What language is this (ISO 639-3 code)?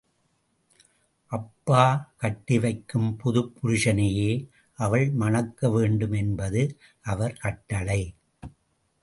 tam